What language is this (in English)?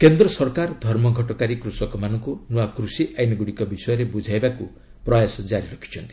Odia